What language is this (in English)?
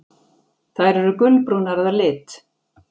Icelandic